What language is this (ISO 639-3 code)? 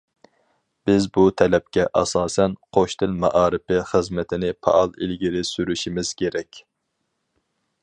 uig